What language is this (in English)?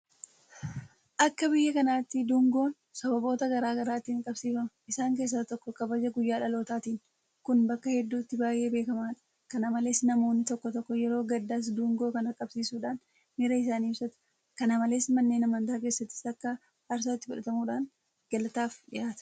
Oromo